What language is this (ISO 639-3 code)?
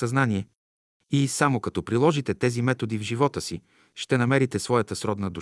bul